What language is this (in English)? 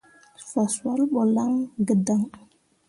Mundang